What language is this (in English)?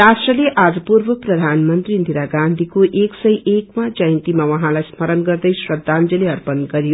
Nepali